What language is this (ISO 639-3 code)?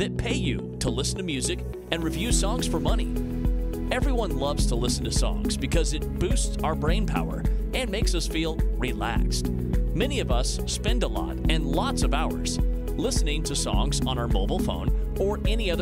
eng